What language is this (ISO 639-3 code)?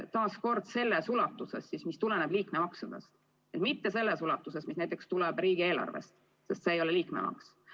est